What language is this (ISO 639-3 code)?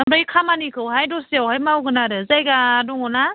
brx